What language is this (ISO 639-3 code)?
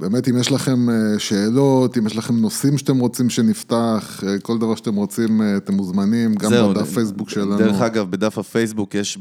heb